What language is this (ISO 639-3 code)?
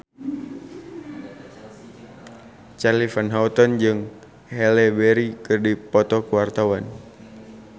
sun